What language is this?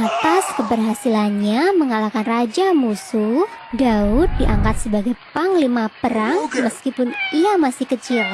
Indonesian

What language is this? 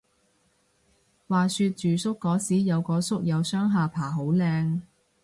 Cantonese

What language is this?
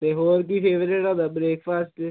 Punjabi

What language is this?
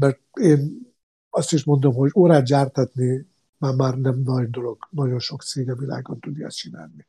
Hungarian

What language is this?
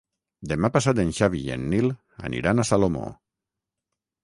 Catalan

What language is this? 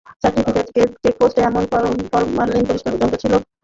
Bangla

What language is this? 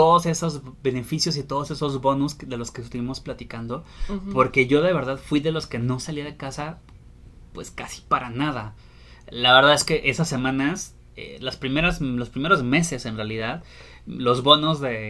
Spanish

